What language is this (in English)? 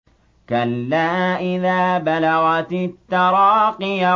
Arabic